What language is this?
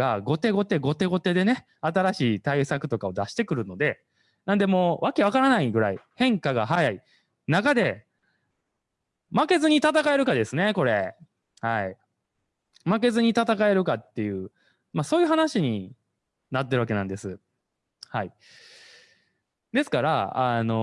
Japanese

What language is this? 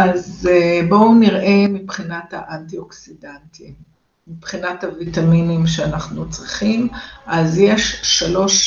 Hebrew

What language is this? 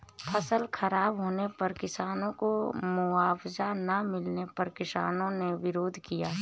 Hindi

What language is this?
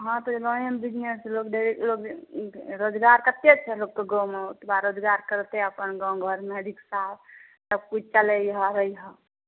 Maithili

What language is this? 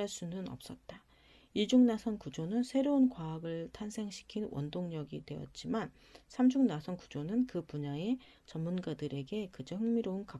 Korean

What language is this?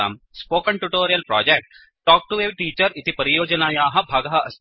Sanskrit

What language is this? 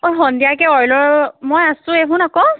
Assamese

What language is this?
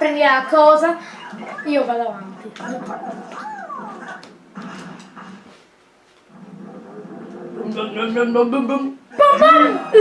Italian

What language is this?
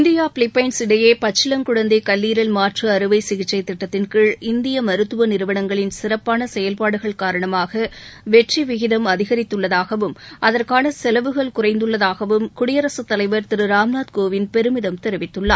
Tamil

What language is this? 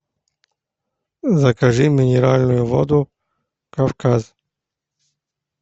Russian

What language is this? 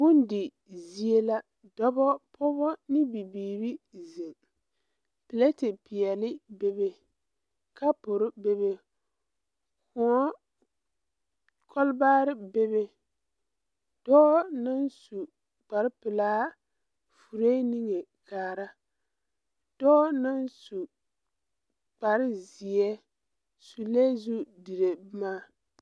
Southern Dagaare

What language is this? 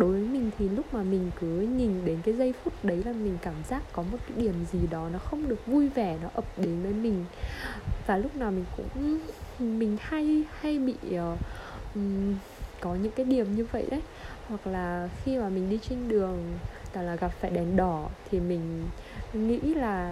Vietnamese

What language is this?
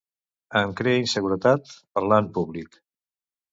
Catalan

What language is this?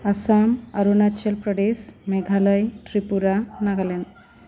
Bodo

